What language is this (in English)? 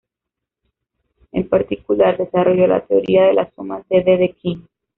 Spanish